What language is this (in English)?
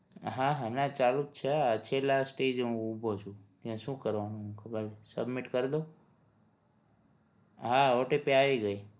Gujarati